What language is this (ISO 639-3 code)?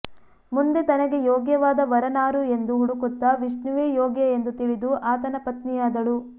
kan